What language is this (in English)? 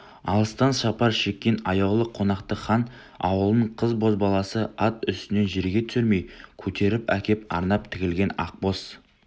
Kazakh